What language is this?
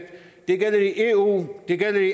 Danish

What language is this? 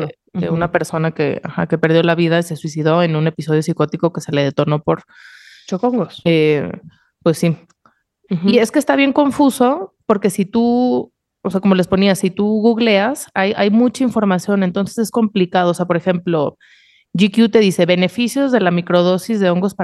Spanish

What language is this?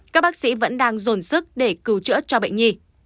Vietnamese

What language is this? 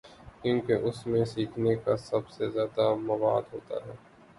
Urdu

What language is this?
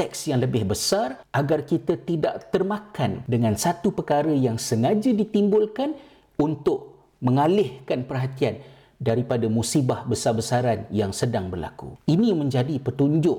Malay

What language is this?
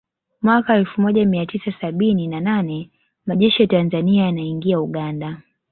Swahili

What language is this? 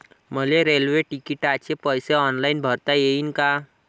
Marathi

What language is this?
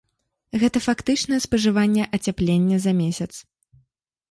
Belarusian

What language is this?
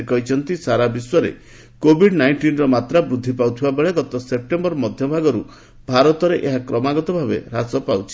Odia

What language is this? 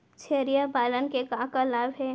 Chhattisgarhi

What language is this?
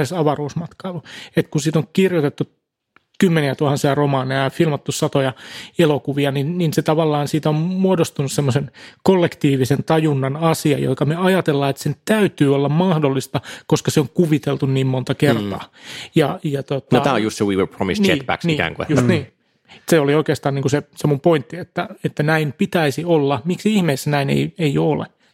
Finnish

